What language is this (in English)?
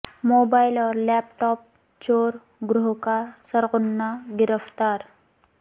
Urdu